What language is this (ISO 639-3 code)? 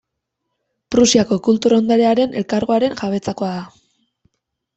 eus